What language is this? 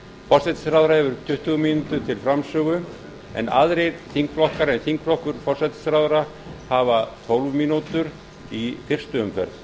Icelandic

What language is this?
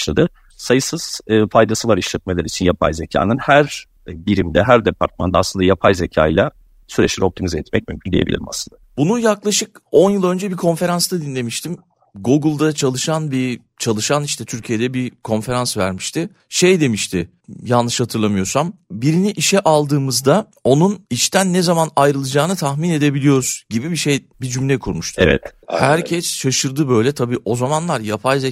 Turkish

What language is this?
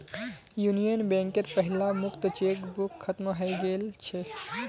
Magahi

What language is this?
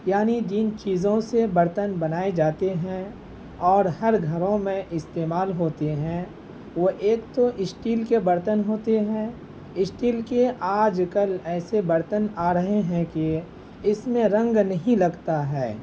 Urdu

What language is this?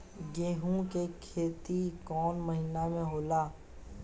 Bhojpuri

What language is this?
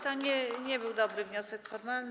Polish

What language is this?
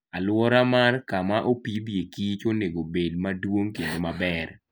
Luo (Kenya and Tanzania)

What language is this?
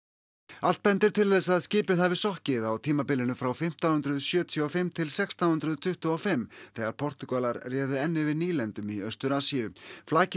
Icelandic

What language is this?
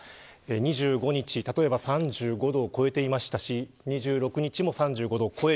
Japanese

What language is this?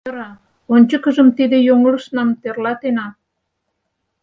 Mari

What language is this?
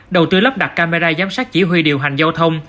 Vietnamese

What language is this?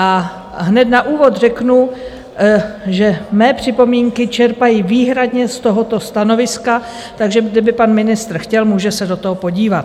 Czech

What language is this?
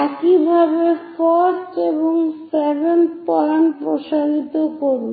Bangla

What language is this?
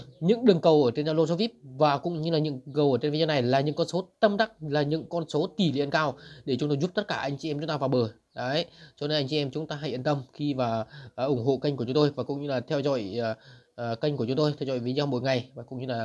Vietnamese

